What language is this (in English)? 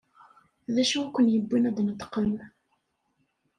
Kabyle